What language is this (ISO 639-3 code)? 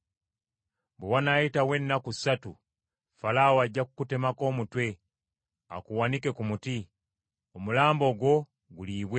lug